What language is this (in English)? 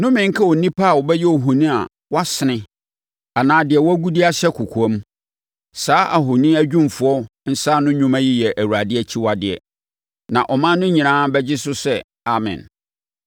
Akan